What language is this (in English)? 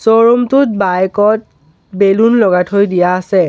Assamese